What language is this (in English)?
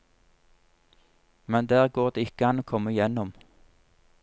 Norwegian